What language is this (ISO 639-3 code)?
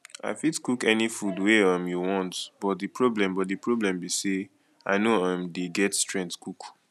pcm